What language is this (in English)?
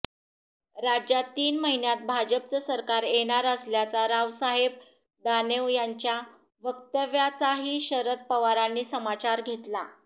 Marathi